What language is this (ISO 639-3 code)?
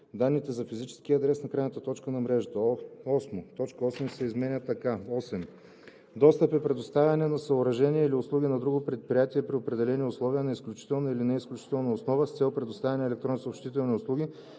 bul